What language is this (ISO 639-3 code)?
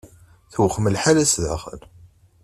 kab